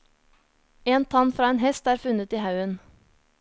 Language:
Norwegian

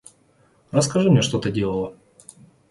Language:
Russian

